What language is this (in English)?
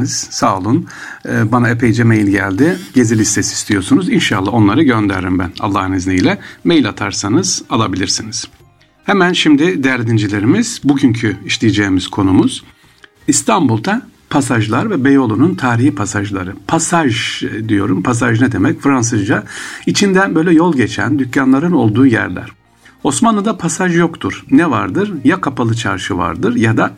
Turkish